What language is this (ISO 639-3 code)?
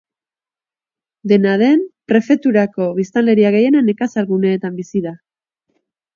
eus